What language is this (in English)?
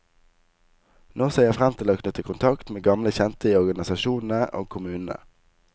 Norwegian